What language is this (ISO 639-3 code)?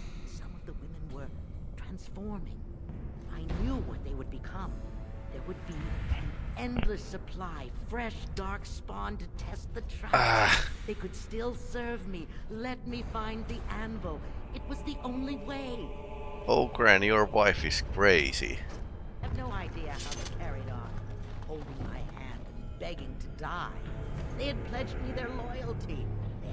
eng